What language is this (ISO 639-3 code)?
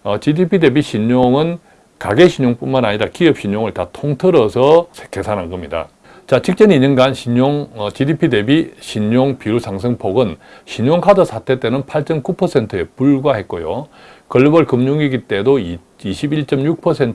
kor